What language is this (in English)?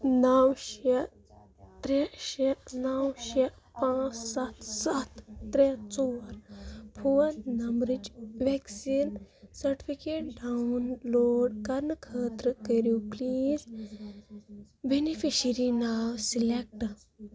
Kashmiri